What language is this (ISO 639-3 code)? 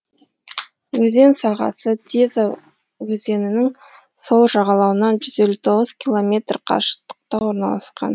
kaz